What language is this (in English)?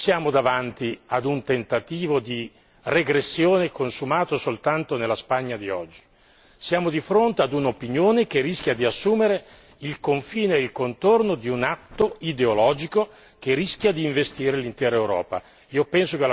Italian